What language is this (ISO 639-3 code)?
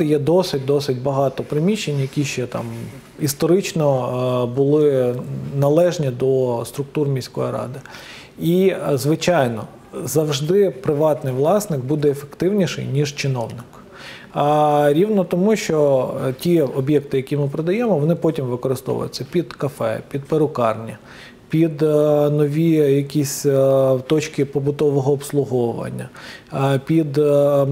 ukr